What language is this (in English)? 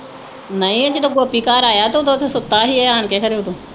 Punjabi